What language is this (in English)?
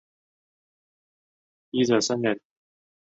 Chinese